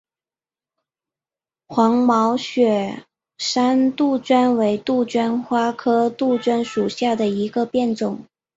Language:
Chinese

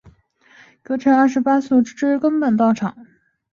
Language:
Chinese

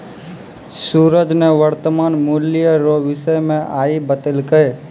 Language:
Maithili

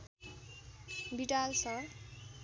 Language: Nepali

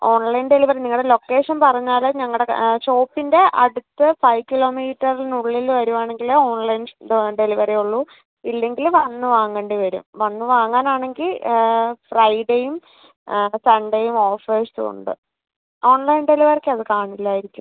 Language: Malayalam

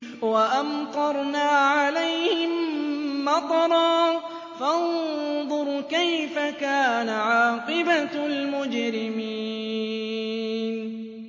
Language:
Arabic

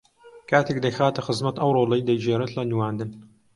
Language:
Central Kurdish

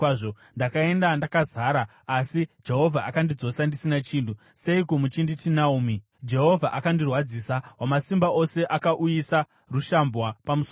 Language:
Shona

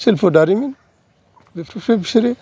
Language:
Bodo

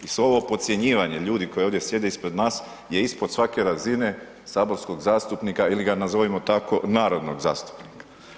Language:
Croatian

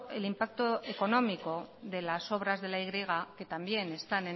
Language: Spanish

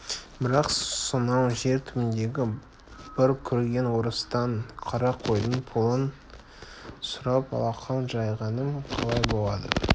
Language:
Kazakh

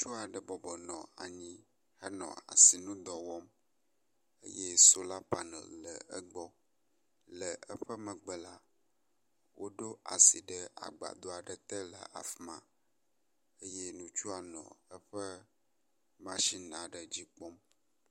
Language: Ewe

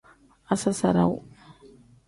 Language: Tem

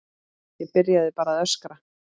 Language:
Icelandic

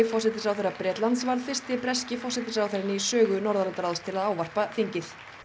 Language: Icelandic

